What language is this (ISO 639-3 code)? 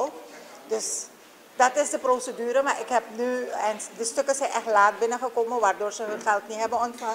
nld